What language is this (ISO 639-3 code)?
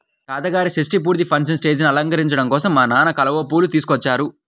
tel